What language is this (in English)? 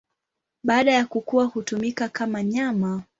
Swahili